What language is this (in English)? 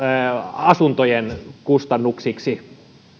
Finnish